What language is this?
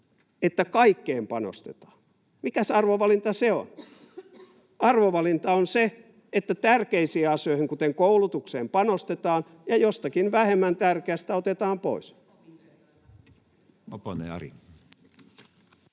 Finnish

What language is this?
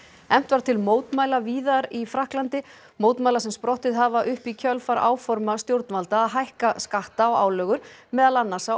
Icelandic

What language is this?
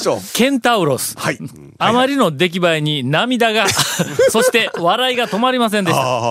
Japanese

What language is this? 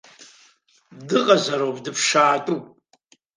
Abkhazian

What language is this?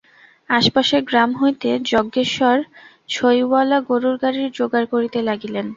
Bangla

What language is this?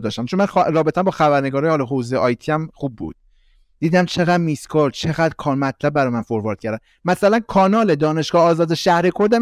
Persian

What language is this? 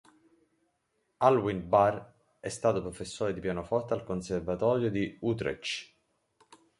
Italian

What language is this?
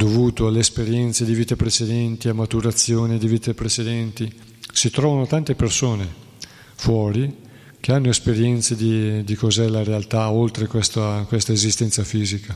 Italian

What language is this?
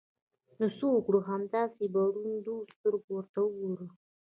Pashto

